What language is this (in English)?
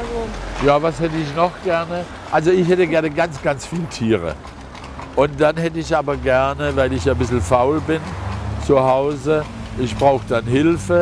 German